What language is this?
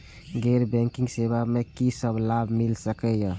Maithili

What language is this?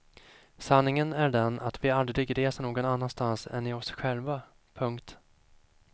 Swedish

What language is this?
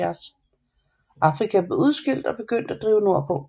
Danish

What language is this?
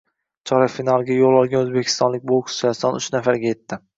Uzbek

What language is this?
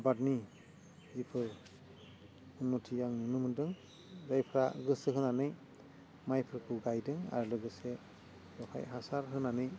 Bodo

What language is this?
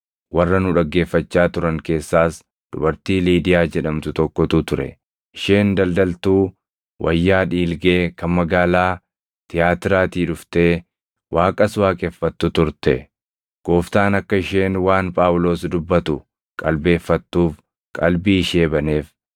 Oromo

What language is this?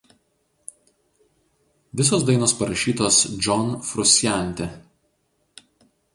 Lithuanian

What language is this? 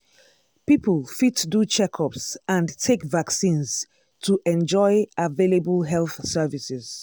Nigerian Pidgin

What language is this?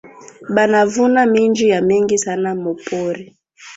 Swahili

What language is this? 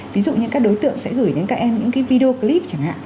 Vietnamese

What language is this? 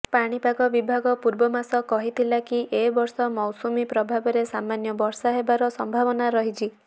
Odia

